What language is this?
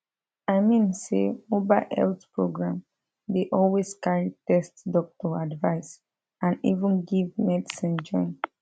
Nigerian Pidgin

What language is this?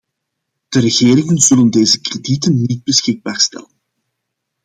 Dutch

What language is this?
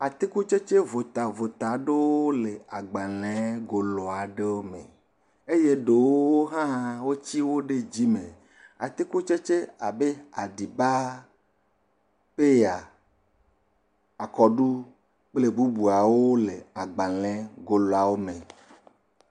Ewe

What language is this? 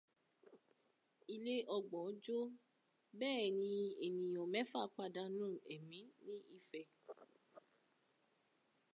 Yoruba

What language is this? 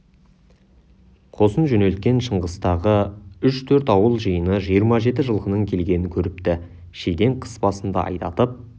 Kazakh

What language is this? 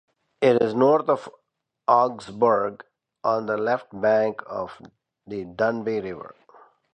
English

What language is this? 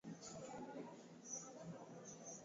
Swahili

